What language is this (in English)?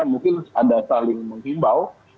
Indonesian